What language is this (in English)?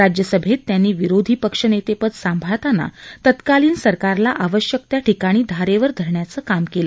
Marathi